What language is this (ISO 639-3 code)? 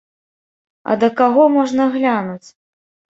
bel